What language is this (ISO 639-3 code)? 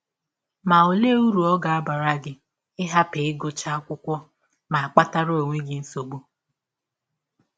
ibo